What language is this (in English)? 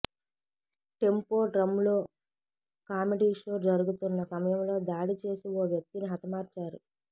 Telugu